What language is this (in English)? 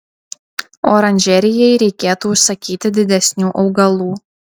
Lithuanian